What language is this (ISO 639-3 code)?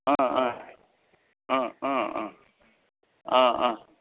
nep